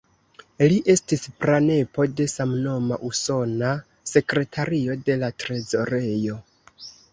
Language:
Esperanto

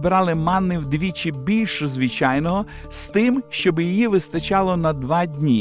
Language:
Ukrainian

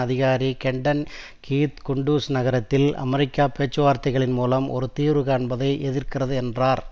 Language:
Tamil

